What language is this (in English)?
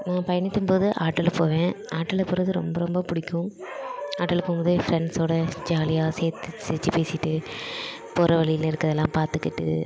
Tamil